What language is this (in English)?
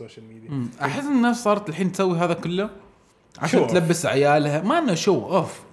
Arabic